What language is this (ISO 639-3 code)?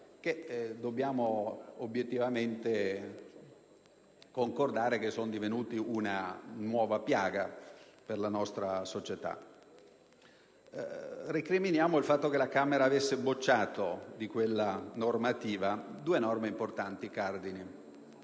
ita